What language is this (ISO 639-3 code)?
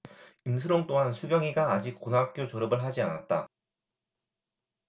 kor